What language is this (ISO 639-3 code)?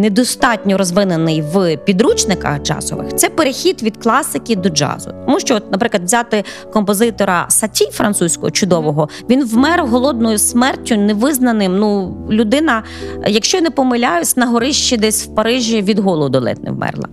ukr